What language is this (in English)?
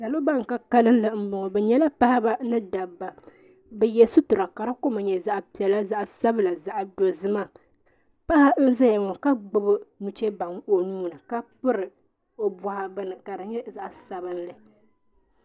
Dagbani